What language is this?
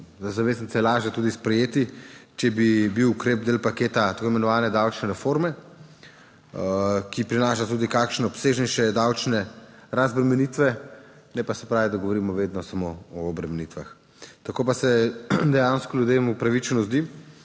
Slovenian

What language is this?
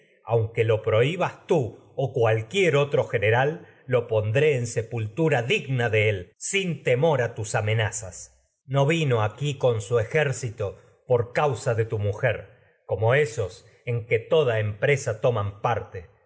Spanish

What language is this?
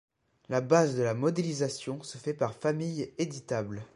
French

